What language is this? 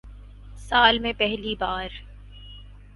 Urdu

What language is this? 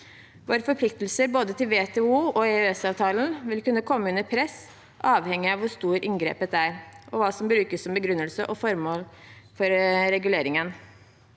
Norwegian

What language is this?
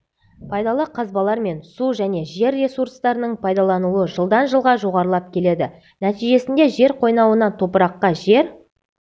Kazakh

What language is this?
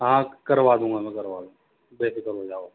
Urdu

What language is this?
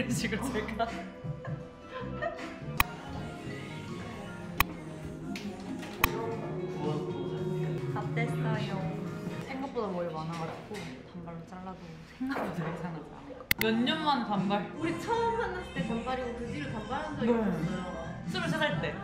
Korean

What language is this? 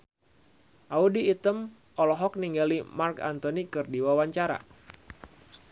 Sundanese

